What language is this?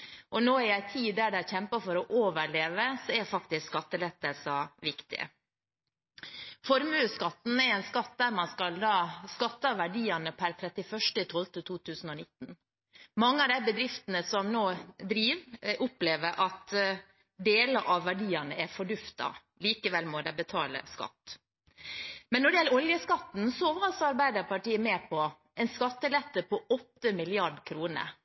Norwegian Bokmål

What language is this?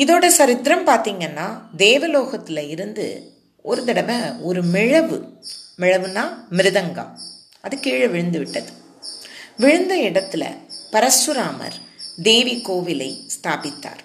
Tamil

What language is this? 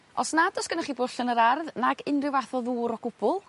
Welsh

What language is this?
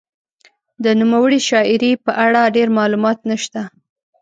Pashto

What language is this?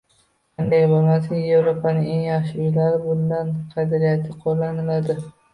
Uzbek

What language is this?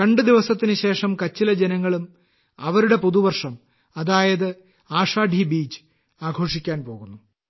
Malayalam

